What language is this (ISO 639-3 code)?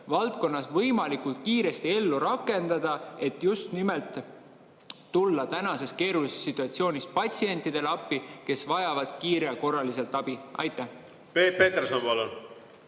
est